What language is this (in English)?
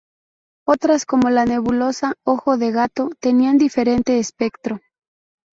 Spanish